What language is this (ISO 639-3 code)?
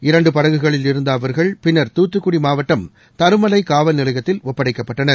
tam